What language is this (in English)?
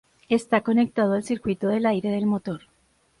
Spanish